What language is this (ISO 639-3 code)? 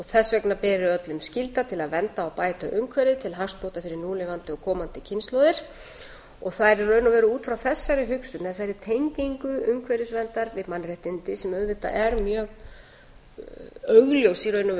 isl